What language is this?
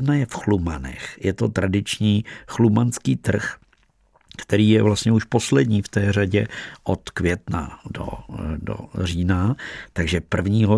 Czech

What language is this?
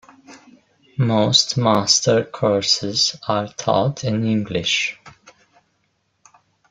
English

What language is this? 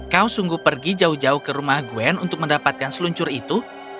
Indonesian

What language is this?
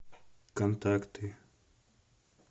Russian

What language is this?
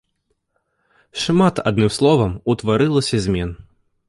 Belarusian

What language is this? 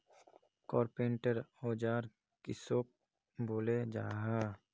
Magahi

